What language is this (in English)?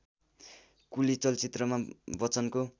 Nepali